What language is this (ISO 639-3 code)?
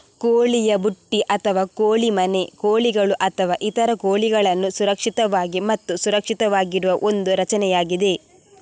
kan